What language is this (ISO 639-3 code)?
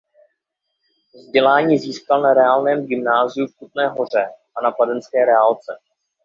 ces